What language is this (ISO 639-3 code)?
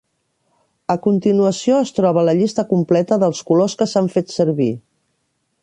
cat